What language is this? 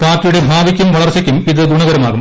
Malayalam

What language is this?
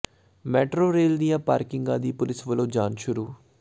Punjabi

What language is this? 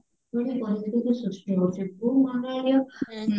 Odia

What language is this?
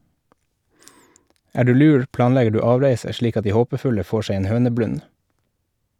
Norwegian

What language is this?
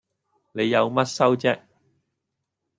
Cantonese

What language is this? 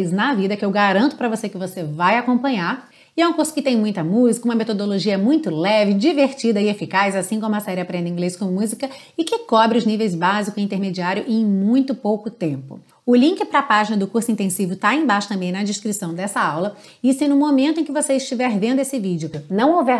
Portuguese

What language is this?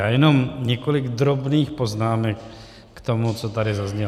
Czech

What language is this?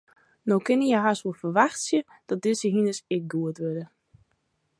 Western Frisian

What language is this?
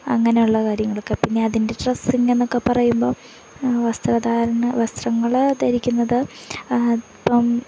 Malayalam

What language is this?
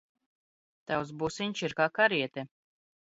Latvian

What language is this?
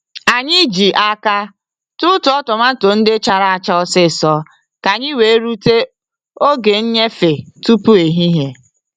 Igbo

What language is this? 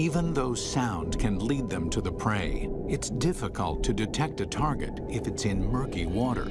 English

